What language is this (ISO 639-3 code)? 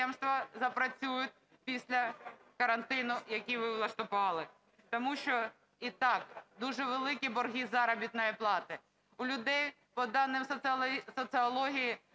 ukr